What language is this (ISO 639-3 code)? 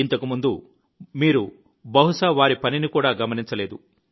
tel